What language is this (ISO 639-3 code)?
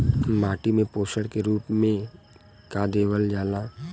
bho